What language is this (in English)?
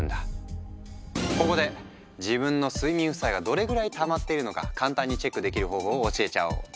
Japanese